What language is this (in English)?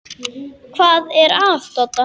Icelandic